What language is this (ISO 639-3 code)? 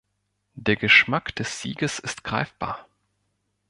deu